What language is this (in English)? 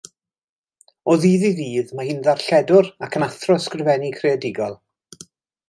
Welsh